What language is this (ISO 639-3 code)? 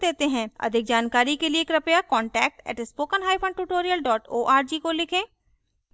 hin